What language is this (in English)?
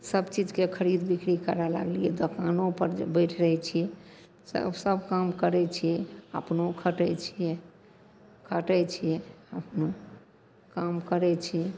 Maithili